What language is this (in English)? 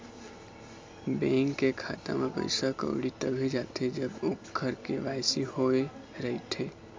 Chhattisgarhi